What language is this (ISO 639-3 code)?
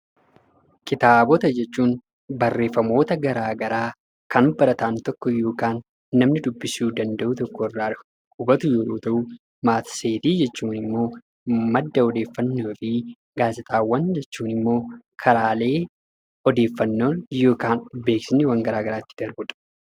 orm